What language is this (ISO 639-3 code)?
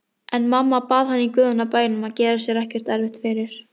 isl